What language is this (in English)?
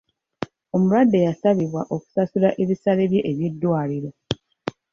Ganda